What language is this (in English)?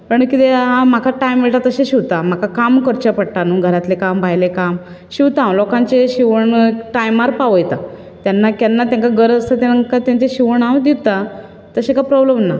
Konkani